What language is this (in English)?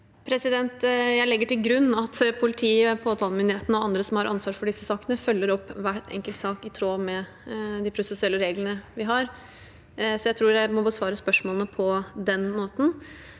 Norwegian